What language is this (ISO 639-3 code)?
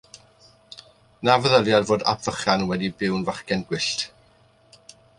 cym